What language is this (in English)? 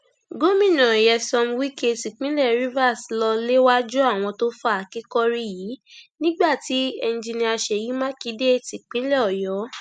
Yoruba